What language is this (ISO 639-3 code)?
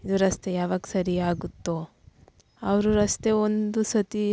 kan